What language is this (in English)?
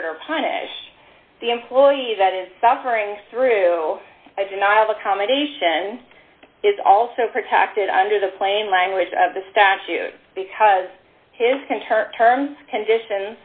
English